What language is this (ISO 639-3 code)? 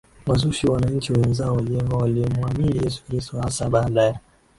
swa